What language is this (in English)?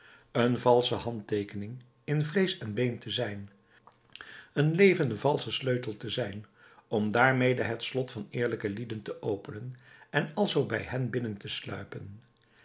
Dutch